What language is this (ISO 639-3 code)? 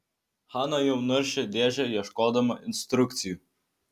lit